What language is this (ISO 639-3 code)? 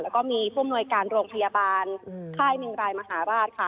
tha